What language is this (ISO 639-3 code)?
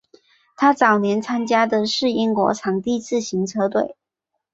zho